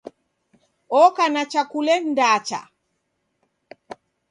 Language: Taita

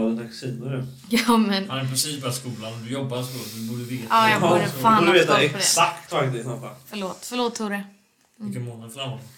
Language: Swedish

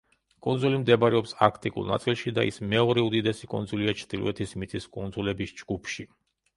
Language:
Georgian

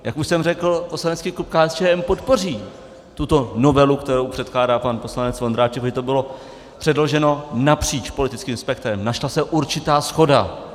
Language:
Czech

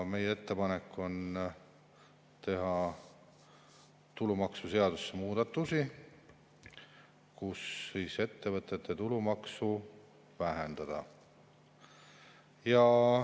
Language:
Estonian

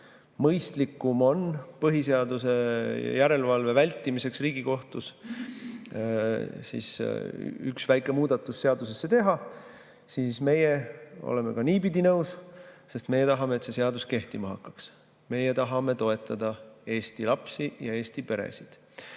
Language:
Estonian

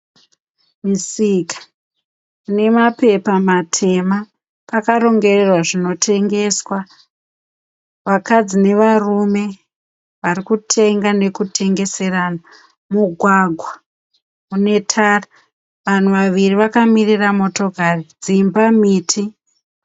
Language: Shona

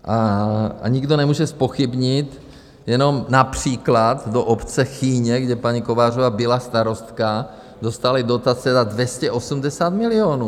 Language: Czech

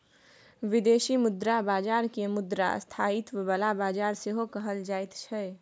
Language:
Maithili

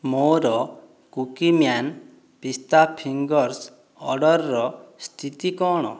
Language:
Odia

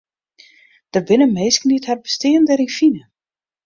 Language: Western Frisian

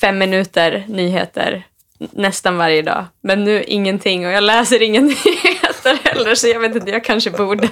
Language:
Swedish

